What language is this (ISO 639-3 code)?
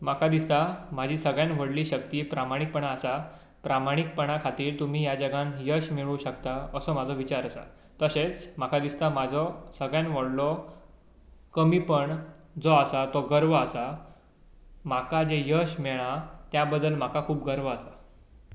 kok